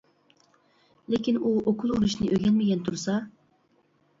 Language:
Uyghur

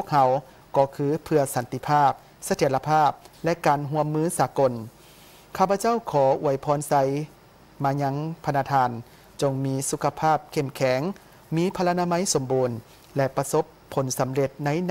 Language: Thai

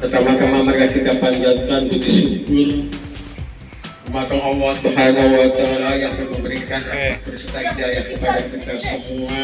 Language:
Indonesian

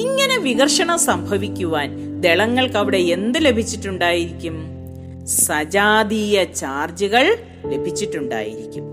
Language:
Malayalam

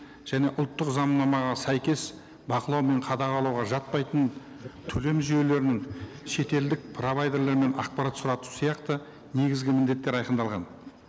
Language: Kazakh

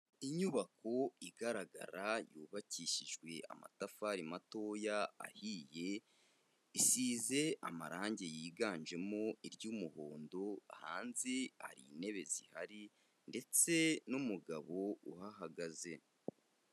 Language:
Kinyarwanda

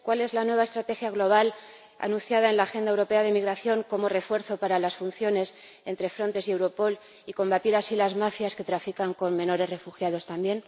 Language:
Spanish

